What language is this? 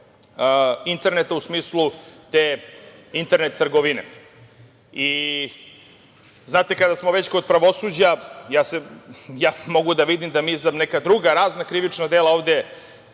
Serbian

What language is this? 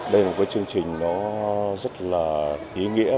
Vietnamese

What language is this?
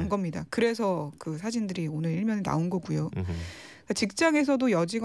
Korean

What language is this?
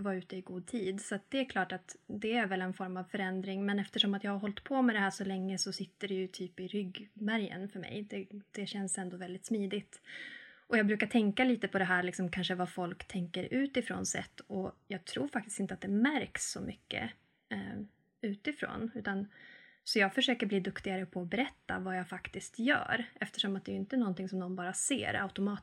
Swedish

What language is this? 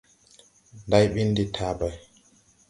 Tupuri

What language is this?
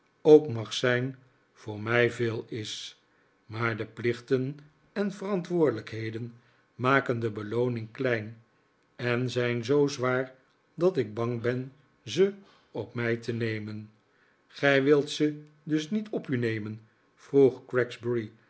Dutch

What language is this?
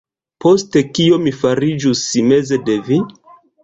Esperanto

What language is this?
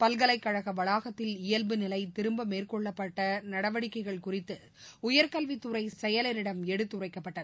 Tamil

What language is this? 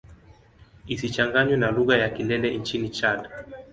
Swahili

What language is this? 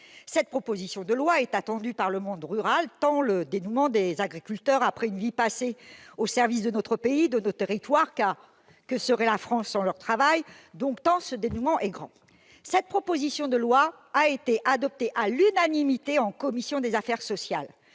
French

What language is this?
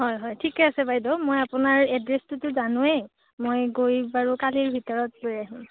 Assamese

